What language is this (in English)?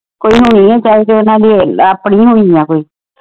Punjabi